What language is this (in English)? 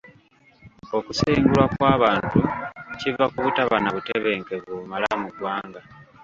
Ganda